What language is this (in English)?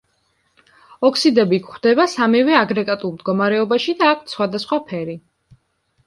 Georgian